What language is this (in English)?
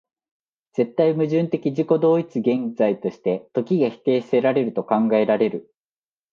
Japanese